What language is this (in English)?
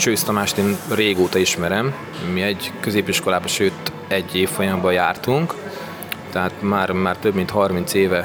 Hungarian